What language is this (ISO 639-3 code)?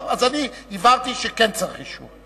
heb